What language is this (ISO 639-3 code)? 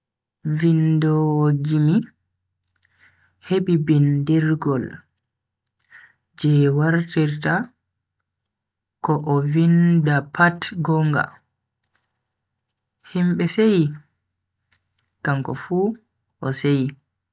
fui